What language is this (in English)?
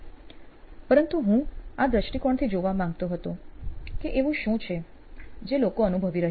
Gujarati